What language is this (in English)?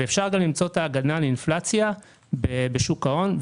Hebrew